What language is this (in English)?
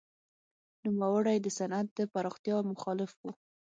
Pashto